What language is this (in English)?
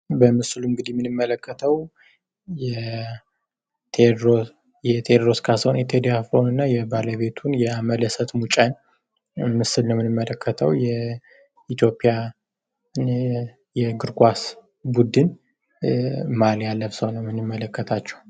Amharic